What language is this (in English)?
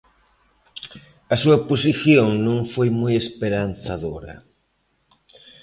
Galician